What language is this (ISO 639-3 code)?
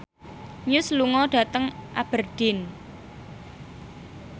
jav